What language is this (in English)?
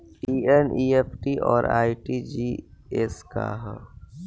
Bhojpuri